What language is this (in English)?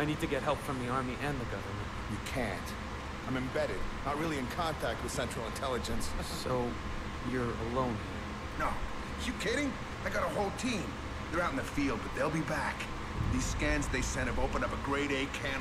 Spanish